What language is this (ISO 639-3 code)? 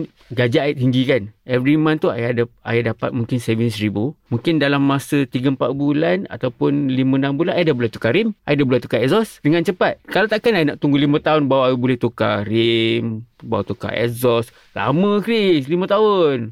msa